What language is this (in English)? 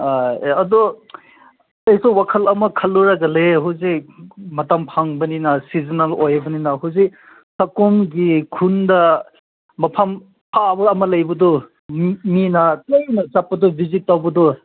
Manipuri